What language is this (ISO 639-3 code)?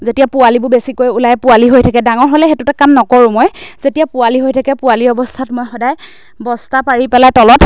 asm